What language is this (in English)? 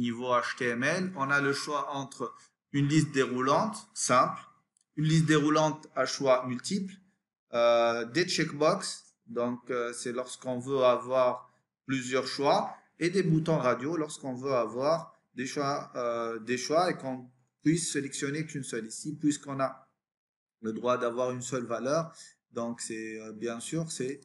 French